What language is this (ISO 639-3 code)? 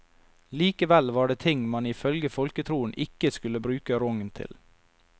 nor